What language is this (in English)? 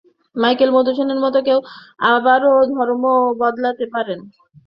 Bangla